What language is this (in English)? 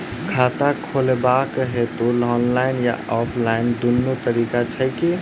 Maithili